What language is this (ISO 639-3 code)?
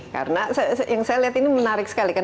ind